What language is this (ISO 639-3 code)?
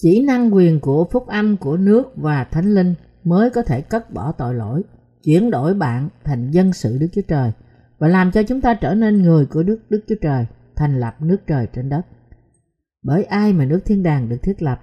vie